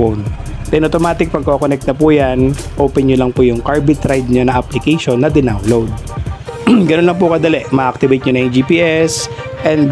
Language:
Filipino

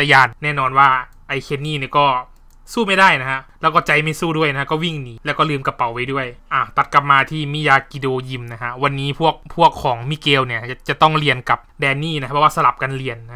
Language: Thai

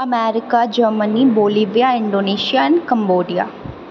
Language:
Maithili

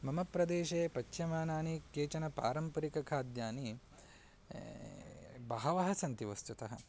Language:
Sanskrit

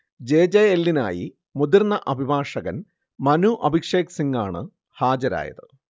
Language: Malayalam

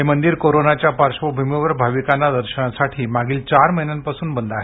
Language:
Marathi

